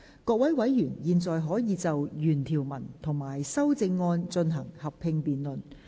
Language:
Cantonese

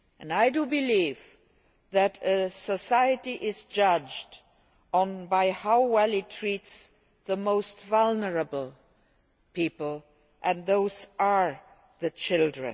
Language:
English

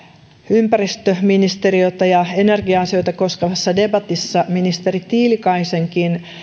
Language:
Finnish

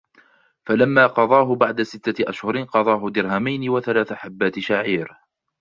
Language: Arabic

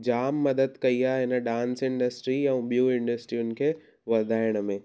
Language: Sindhi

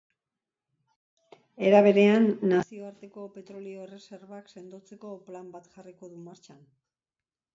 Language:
Basque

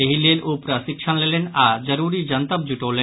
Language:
Maithili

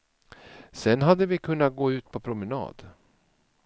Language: Swedish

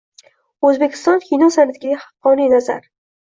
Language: Uzbek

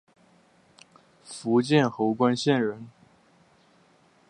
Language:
Chinese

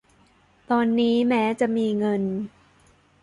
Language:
Thai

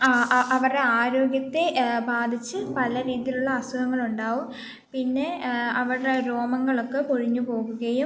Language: Malayalam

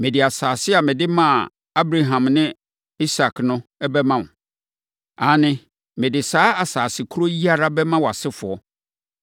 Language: Akan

